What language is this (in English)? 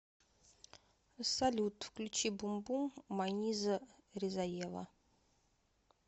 Russian